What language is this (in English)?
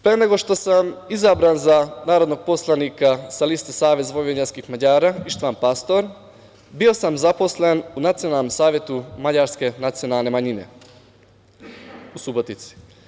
Serbian